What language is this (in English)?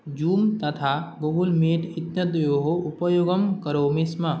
Sanskrit